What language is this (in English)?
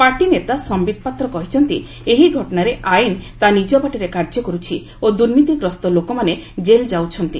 Odia